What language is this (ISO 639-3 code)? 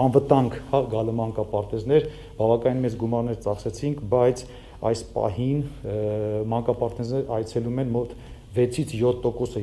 tur